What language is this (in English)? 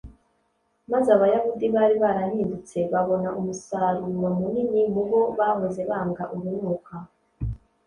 Kinyarwanda